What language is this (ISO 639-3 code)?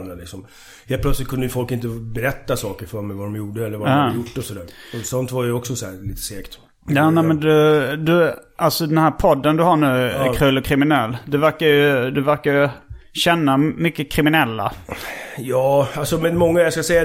swe